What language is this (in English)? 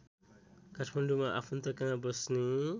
Nepali